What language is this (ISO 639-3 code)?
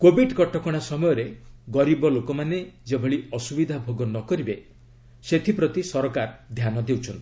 ori